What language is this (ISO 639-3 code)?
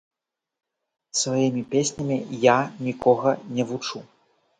bel